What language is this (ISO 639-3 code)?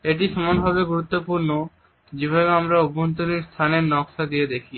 ben